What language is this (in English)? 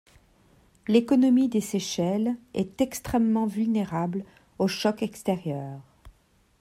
French